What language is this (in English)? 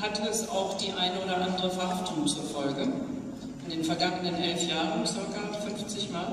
German